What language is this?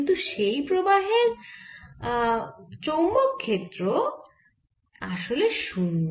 Bangla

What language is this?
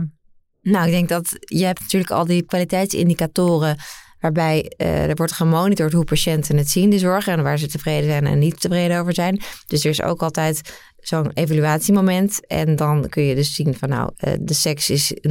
Dutch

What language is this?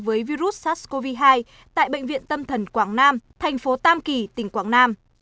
Vietnamese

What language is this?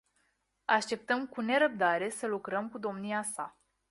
Romanian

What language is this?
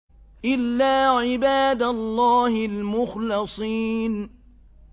Arabic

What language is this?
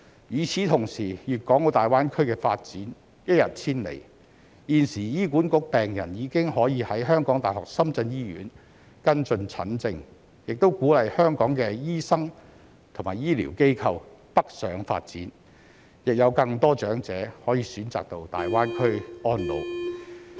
Cantonese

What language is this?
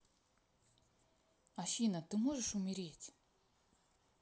Russian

